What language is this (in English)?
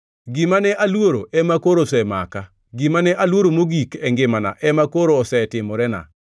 Luo (Kenya and Tanzania)